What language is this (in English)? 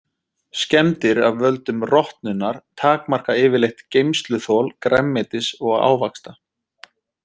Icelandic